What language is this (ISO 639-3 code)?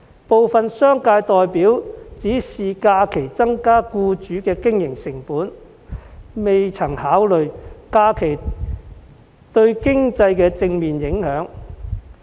yue